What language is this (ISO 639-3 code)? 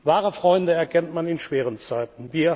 deu